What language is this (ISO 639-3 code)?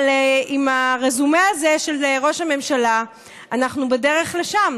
heb